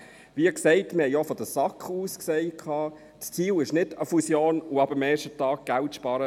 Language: Swiss German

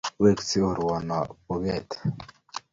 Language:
Kalenjin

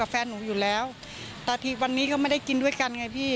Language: Thai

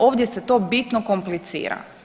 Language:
Croatian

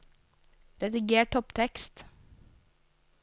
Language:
Norwegian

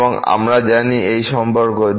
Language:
Bangla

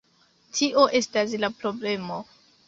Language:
Esperanto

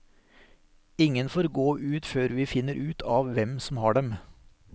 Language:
Norwegian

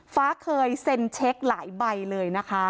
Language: Thai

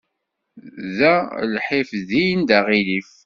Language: Kabyle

